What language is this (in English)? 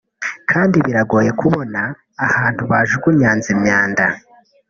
Kinyarwanda